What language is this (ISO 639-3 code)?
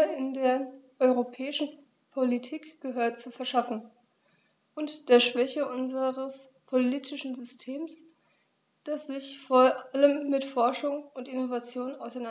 deu